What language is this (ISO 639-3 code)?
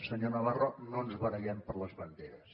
cat